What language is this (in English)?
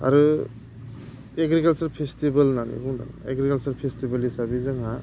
Bodo